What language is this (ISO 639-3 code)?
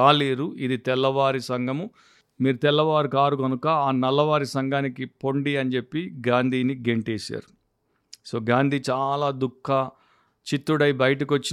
tel